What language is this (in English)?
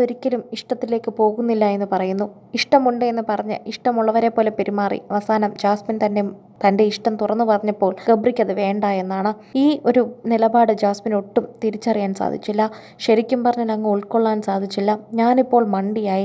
Malayalam